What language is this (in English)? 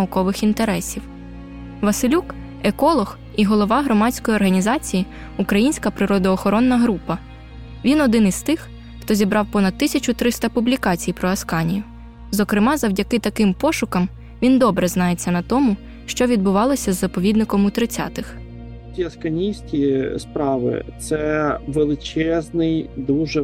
Ukrainian